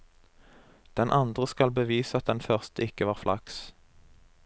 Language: Norwegian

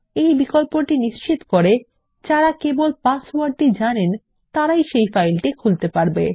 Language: Bangla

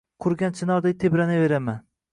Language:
Uzbek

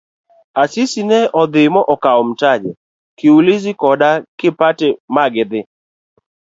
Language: Luo (Kenya and Tanzania)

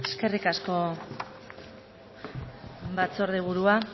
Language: Basque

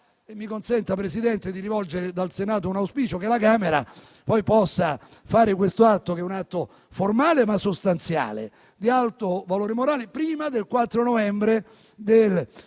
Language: Italian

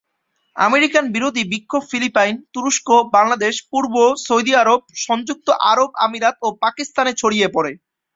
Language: Bangla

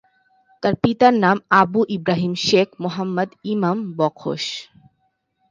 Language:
Bangla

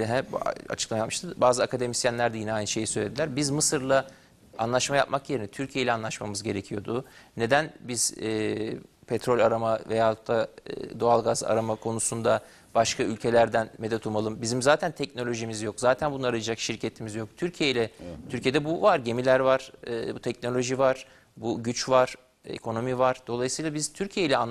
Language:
Turkish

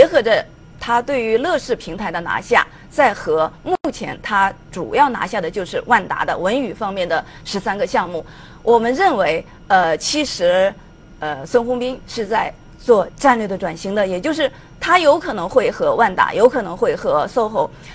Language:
Chinese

